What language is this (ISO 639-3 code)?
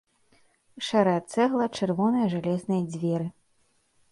bel